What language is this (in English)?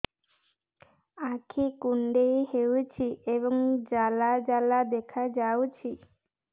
Odia